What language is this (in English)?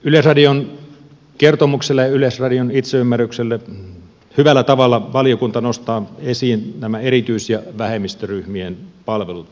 Finnish